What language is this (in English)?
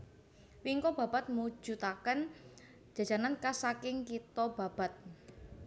Javanese